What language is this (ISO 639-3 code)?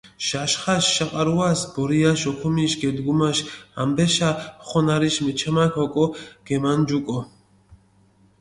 xmf